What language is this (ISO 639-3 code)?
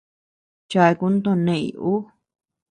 cux